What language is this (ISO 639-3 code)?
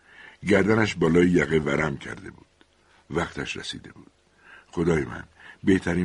fas